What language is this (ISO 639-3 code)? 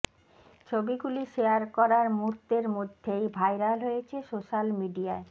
ben